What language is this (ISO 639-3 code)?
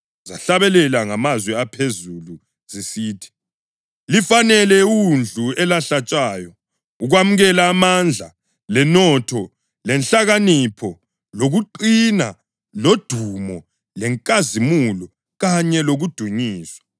nde